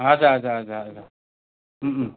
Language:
Nepali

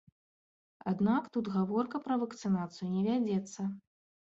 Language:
Belarusian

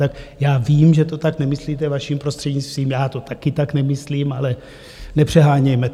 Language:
Czech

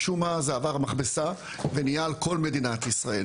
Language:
Hebrew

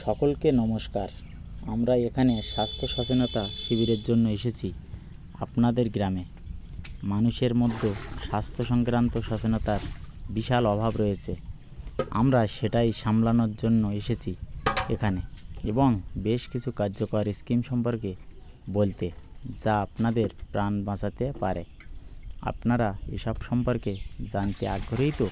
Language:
Bangla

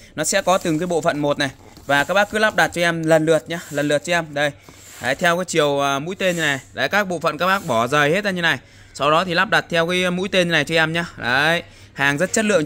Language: Vietnamese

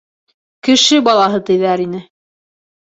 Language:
Bashkir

